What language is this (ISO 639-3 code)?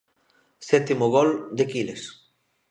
glg